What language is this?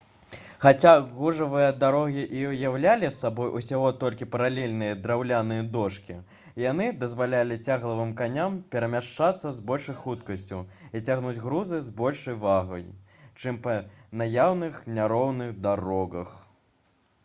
Belarusian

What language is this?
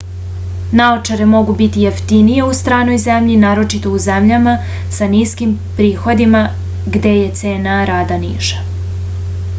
Serbian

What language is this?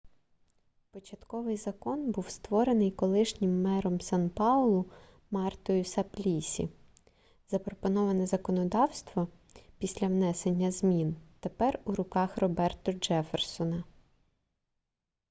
Ukrainian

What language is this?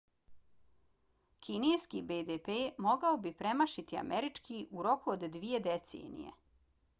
Bosnian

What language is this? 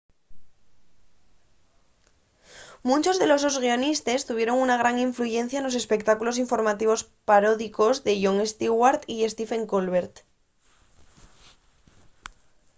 Asturian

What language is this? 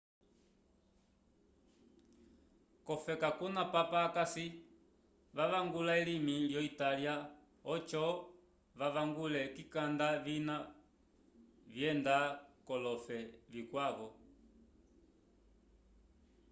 Umbundu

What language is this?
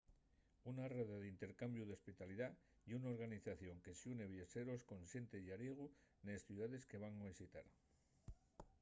Asturian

